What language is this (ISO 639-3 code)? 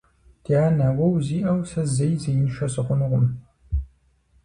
kbd